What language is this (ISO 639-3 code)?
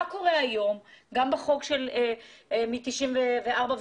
heb